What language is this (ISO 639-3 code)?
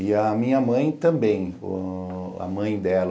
por